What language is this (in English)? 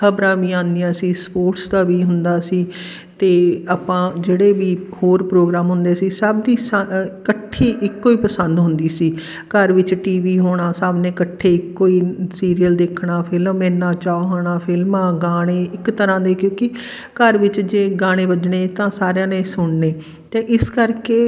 Punjabi